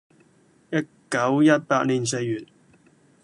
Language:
Cantonese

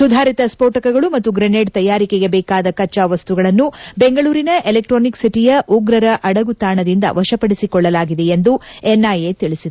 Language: Kannada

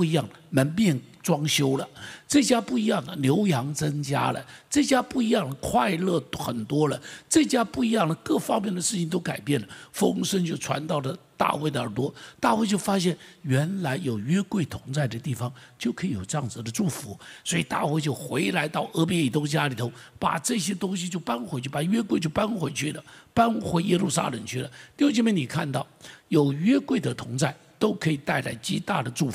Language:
Chinese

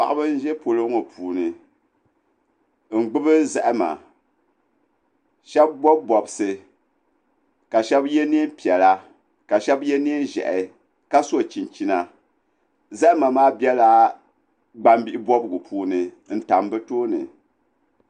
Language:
Dagbani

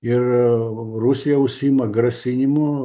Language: Lithuanian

